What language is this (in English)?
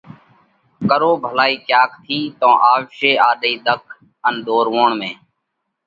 Parkari Koli